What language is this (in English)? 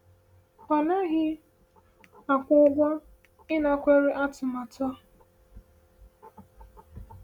Igbo